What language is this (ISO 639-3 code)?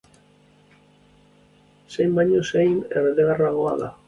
eus